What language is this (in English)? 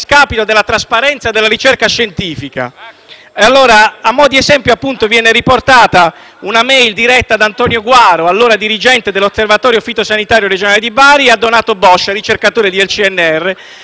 Italian